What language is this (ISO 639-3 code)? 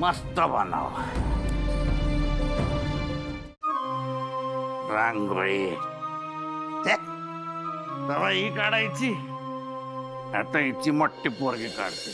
ron